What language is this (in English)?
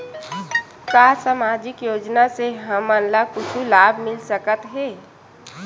Chhattisgarhi